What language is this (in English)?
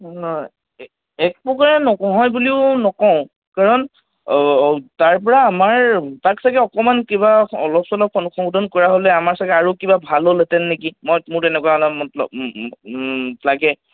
Assamese